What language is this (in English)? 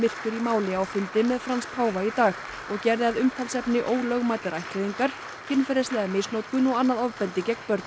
Icelandic